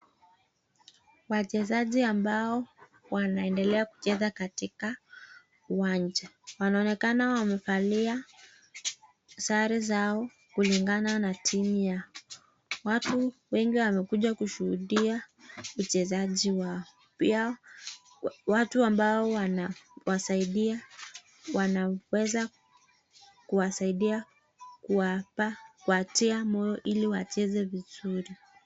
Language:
Swahili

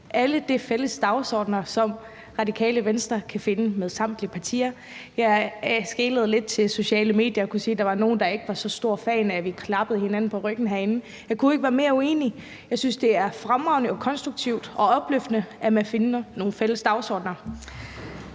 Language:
Danish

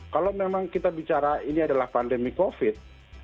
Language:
Indonesian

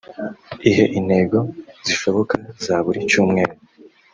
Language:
Kinyarwanda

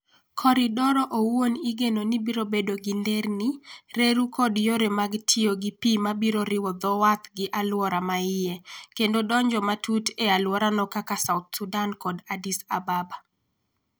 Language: Luo (Kenya and Tanzania)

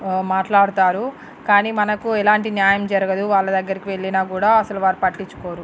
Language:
Telugu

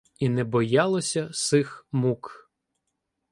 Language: Ukrainian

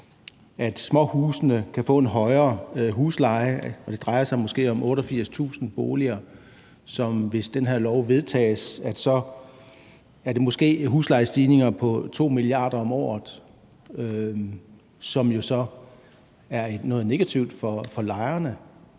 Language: Danish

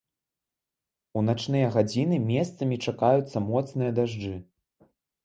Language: Belarusian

